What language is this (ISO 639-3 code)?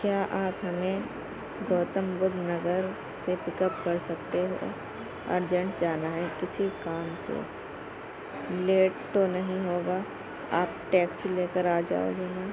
urd